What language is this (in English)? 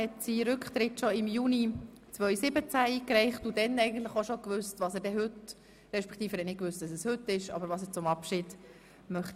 Swiss German